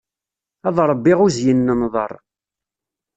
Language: Kabyle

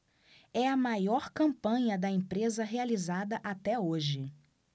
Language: Portuguese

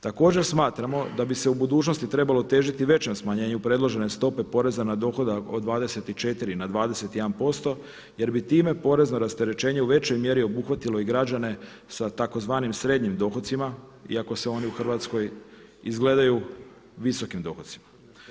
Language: Croatian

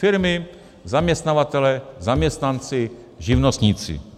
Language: Czech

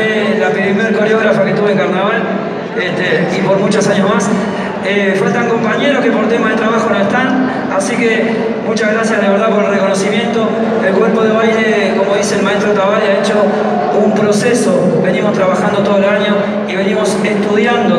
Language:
Spanish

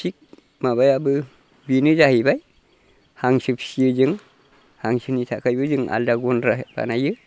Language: Bodo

